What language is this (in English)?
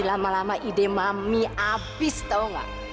Indonesian